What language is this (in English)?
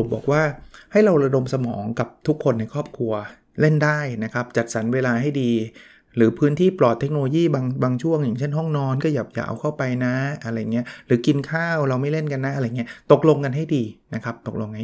Thai